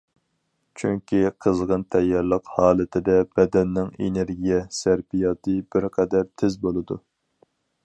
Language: Uyghur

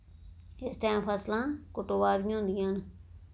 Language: Dogri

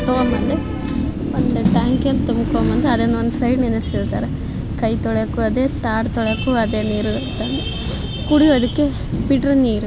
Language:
Kannada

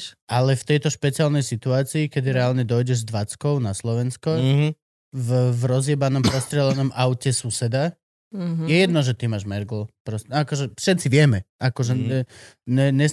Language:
Slovak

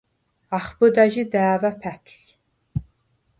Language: Svan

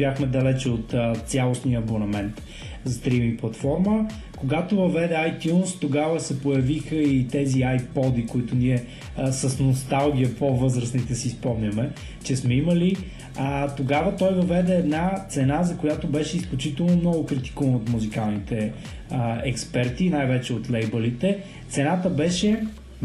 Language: Bulgarian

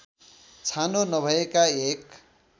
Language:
Nepali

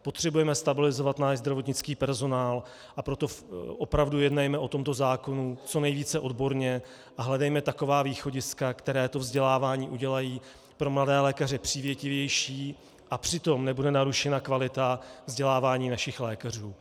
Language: Czech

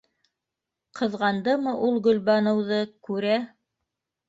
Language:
Bashkir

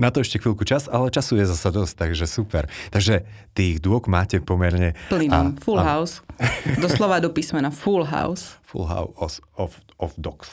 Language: Slovak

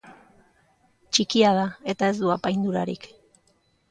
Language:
Basque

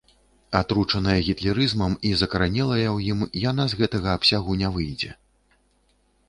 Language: Belarusian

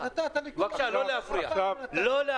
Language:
Hebrew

